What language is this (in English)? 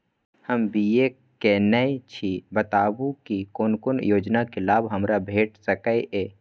Maithili